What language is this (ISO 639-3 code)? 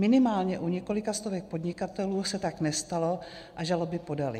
ces